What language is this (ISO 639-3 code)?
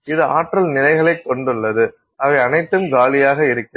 tam